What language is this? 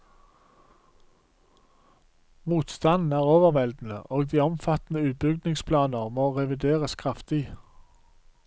Norwegian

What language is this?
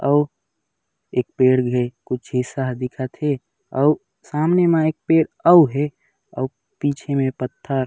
Chhattisgarhi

